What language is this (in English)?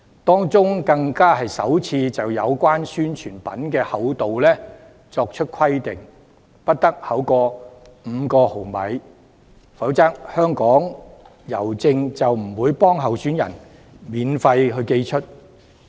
Cantonese